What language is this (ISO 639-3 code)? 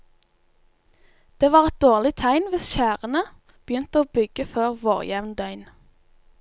nor